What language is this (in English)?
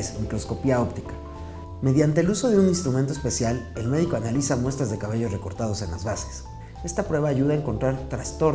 Spanish